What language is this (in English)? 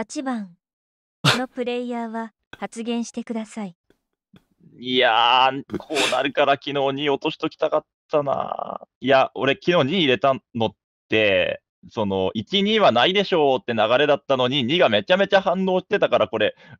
Japanese